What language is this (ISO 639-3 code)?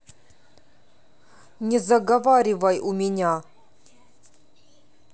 rus